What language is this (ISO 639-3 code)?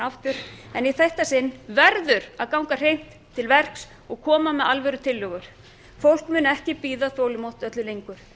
isl